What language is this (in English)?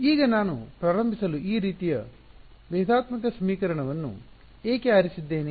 Kannada